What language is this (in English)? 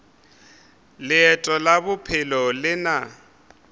Northern Sotho